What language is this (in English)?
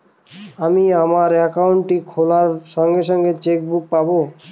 Bangla